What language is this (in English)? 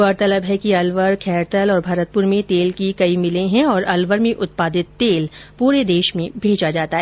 Hindi